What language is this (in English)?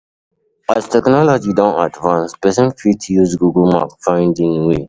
Nigerian Pidgin